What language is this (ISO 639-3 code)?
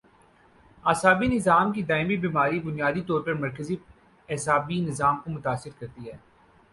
urd